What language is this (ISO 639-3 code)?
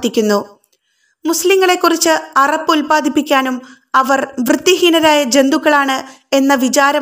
mal